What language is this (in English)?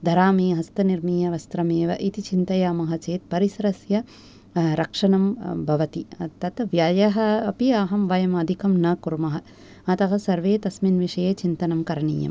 Sanskrit